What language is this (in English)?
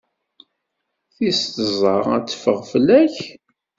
Kabyle